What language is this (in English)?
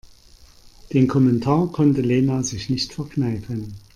German